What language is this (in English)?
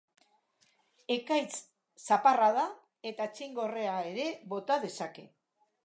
Basque